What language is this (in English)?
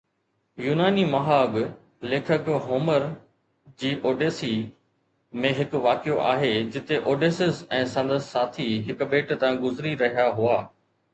Sindhi